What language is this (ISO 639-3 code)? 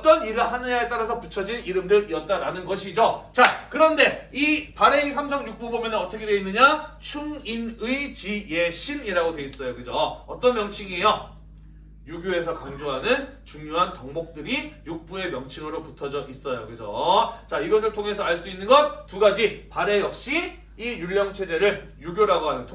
kor